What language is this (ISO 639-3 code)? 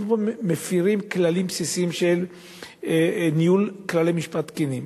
heb